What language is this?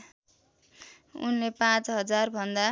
Nepali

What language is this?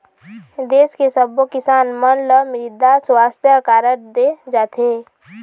Chhattisgarhi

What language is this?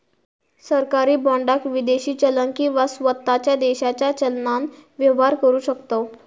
Marathi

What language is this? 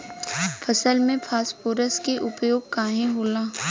Bhojpuri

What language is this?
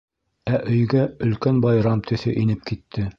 Bashkir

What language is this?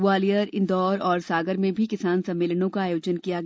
Hindi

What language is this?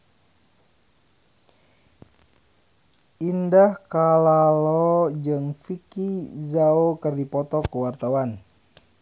Sundanese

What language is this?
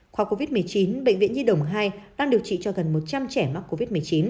Vietnamese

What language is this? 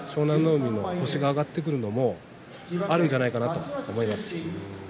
Japanese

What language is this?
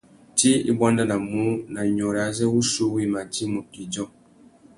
Tuki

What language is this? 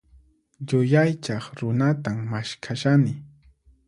Puno Quechua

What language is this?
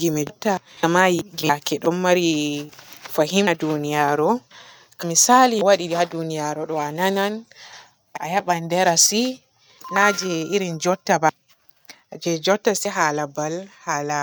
Borgu Fulfulde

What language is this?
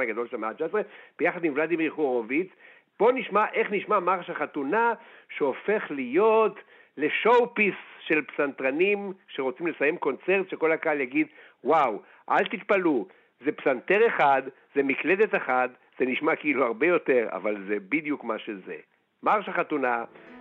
Hebrew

